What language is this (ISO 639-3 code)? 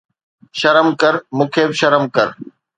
snd